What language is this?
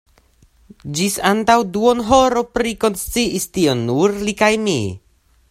Esperanto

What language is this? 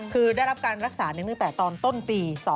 Thai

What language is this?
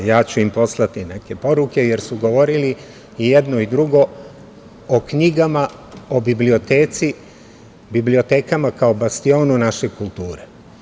Serbian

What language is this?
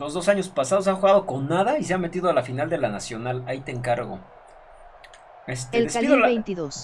Spanish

